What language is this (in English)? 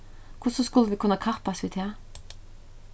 Faroese